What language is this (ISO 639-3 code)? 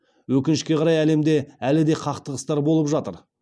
kaz